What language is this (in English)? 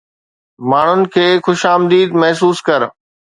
Sindhi